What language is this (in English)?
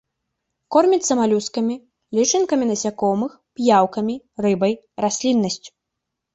Belarusian